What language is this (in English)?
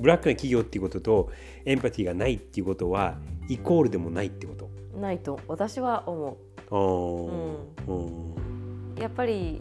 Japanese